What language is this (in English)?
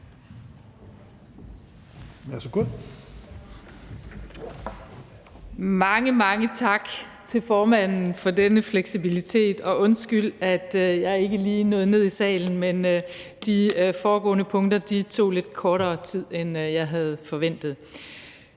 Danish